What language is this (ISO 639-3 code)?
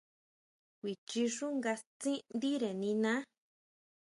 mau